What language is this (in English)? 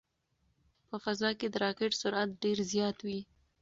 Pashto